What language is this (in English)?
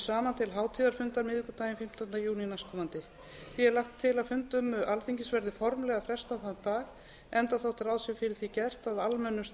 Icelandic